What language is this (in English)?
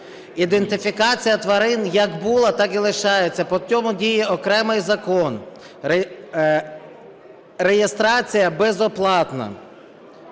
Ukrainian